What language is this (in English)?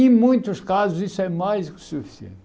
Portuguese